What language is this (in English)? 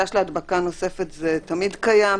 Hebrew